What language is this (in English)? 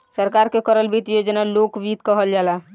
Bhojpuri